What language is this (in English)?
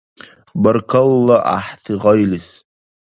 Dargwa